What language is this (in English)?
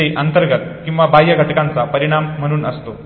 Marathi